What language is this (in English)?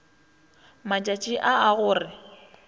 Northern Sotho